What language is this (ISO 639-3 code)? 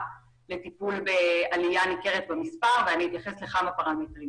heb